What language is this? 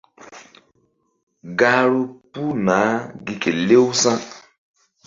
Mbum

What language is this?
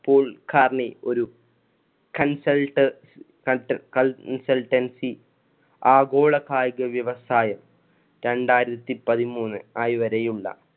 Malayalam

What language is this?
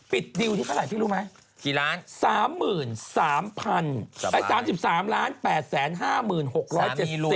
Thai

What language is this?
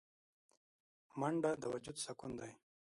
Pashto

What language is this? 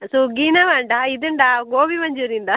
Malayalam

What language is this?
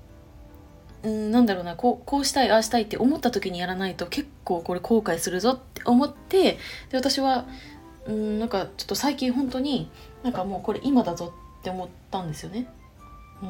Japanese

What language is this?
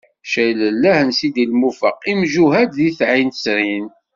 Kabyle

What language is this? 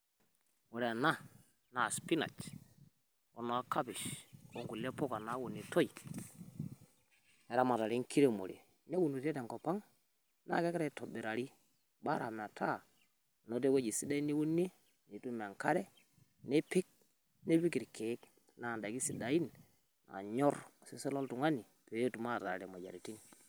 Masai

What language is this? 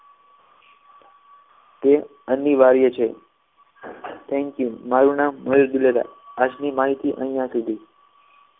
Gujarati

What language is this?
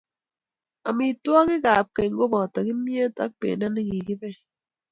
Kalenjin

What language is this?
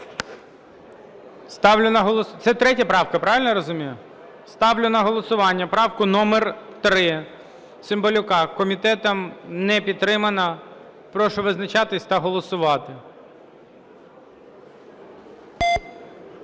Ukrainian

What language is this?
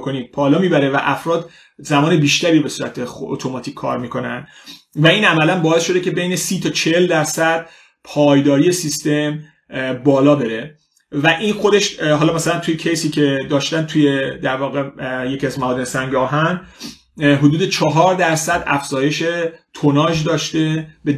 Persian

